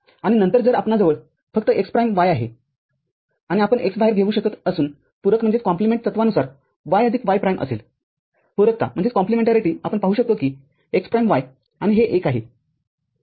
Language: Marathi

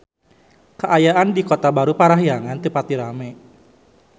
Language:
Sundanese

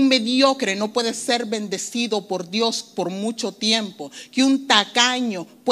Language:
Spanish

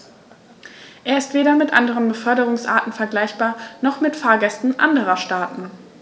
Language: German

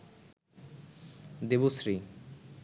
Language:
Bangla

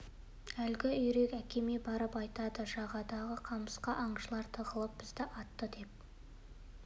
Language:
Kazakh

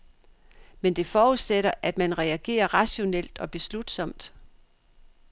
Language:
Danish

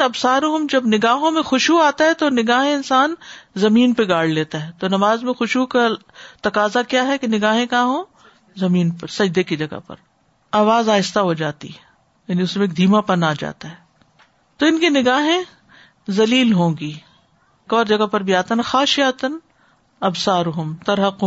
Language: Urdu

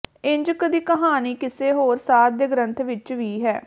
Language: Punjabi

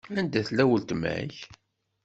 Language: Kabyle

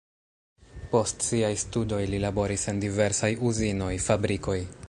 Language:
Esperanto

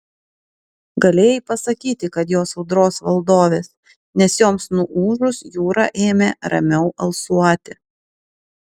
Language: Lithuanian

